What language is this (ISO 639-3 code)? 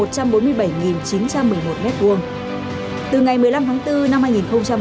vie